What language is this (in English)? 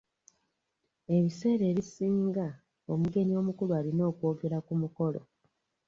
Ganda